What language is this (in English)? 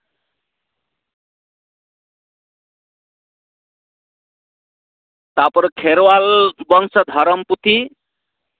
Santali